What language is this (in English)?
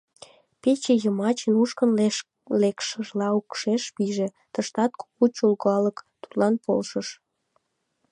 Mari